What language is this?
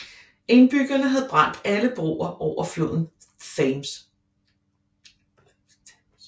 Danish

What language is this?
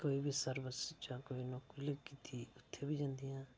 Dogri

